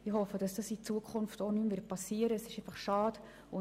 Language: Swiss German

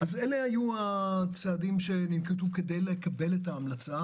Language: Hebrew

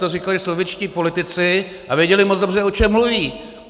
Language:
Czech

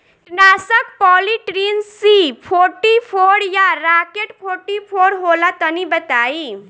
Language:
Bhojpuri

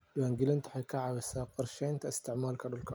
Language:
Somali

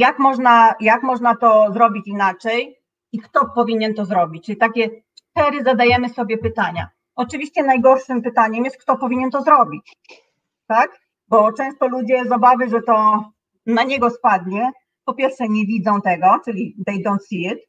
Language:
Polish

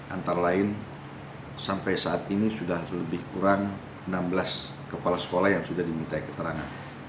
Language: Indonesian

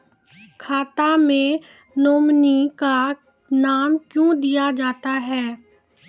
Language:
Maithili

